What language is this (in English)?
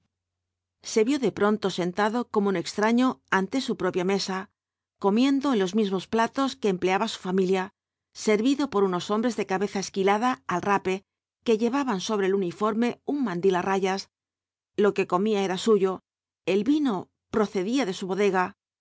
Spanish